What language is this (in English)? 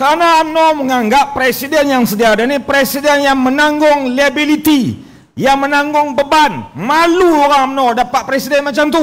Malay